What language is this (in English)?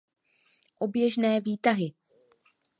Czech